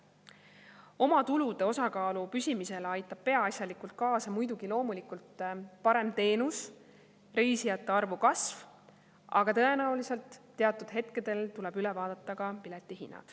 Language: Estonian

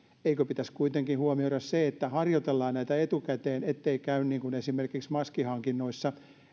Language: Finnish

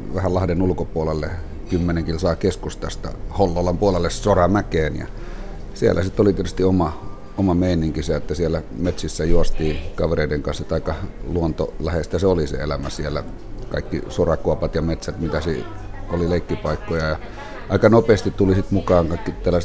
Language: Finnish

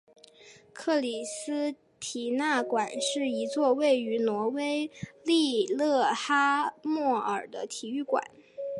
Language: Chinese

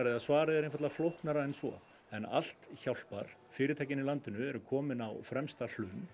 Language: Icelandic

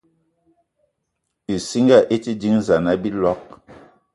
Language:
Eton (Cameroon)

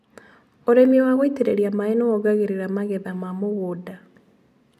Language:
Kikuyu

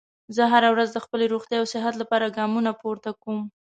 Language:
Pashto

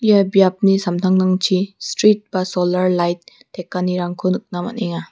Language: Garo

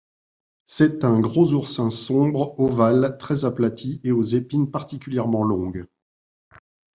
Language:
French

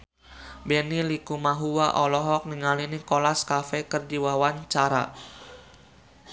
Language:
Sundanese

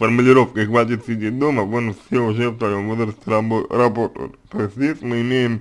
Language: Russian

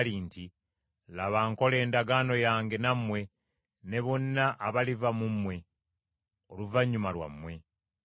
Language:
Ganda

